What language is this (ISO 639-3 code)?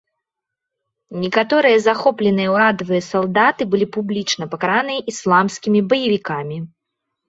bel